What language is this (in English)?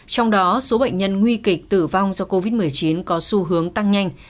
Vietnamese